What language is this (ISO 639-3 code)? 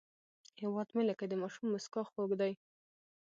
pus